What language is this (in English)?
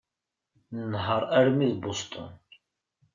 Kabyle